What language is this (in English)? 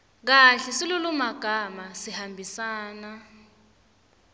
Swati